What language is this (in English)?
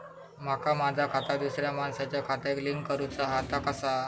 Marathi